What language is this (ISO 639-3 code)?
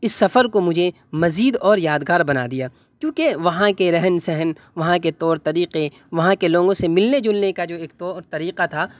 urd